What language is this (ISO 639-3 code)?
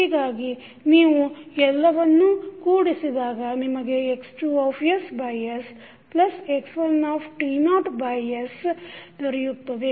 kan